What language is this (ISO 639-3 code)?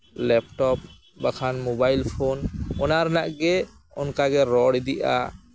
sat